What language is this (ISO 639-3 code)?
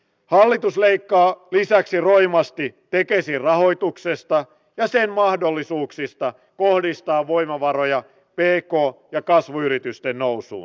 fin